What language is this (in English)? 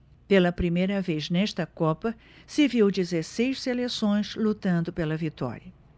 Portuguese